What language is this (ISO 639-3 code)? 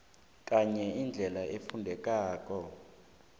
nbl